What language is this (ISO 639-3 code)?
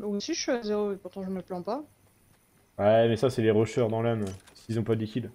fra